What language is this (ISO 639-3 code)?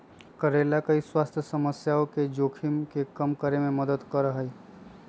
mag